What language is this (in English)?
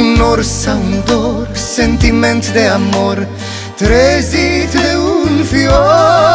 Romanian